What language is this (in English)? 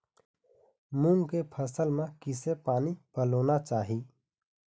Chhattisgarhi